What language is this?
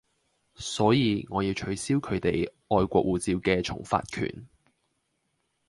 Cantonese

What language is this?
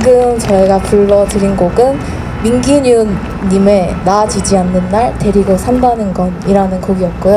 Korean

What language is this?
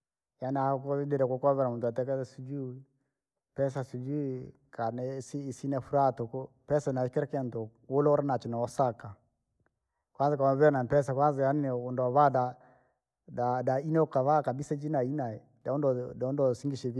Langi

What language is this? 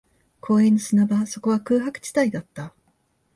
Japanese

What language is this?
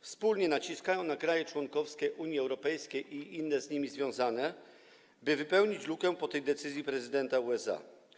Polish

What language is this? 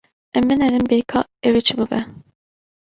Kurdish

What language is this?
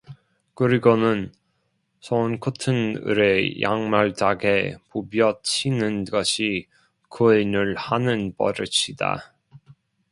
Korean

